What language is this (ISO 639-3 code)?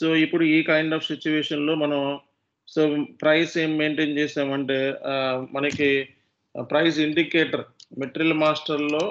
tel